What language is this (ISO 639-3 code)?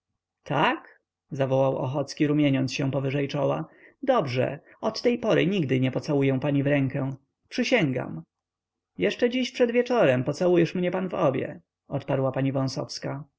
pol